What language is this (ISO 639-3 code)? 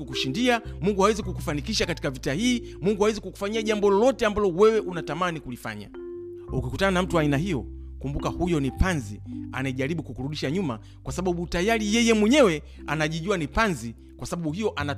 swa